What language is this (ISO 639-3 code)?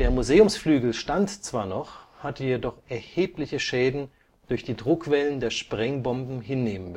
deu